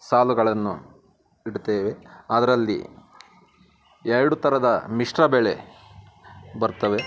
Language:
Kannada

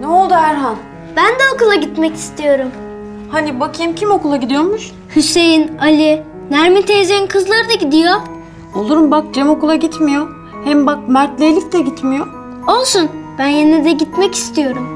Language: Turkish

